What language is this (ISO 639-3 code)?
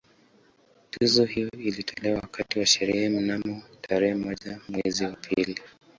swa